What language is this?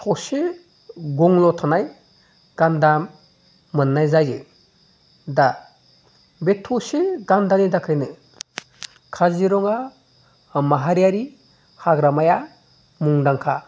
Bodo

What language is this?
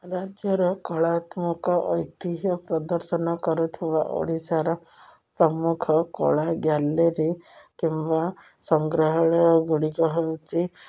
Odia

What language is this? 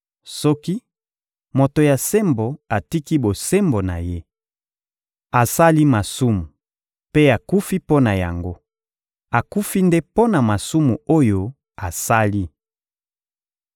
Lingala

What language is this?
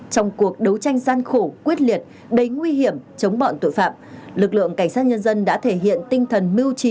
Vietnamese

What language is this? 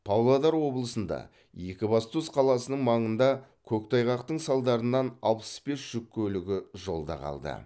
Kazakh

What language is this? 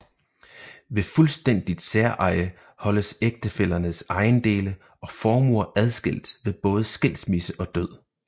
Danish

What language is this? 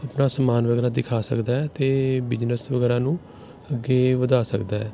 Punjabi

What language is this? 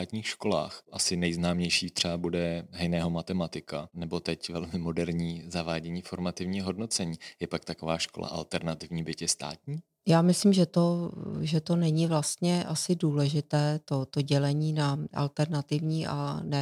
Czech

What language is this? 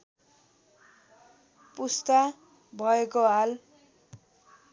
Nepali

